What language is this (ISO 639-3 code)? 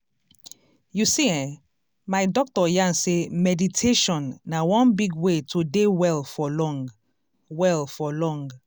pcm